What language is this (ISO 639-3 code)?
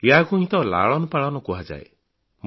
ori